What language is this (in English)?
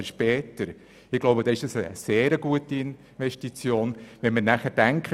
Swiss German